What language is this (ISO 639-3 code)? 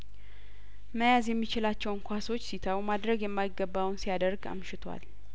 amh